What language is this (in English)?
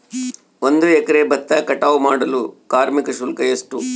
Kannada